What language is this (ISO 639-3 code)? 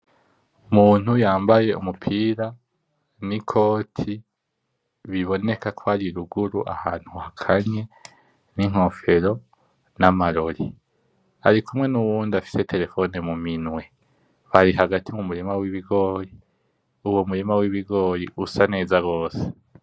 run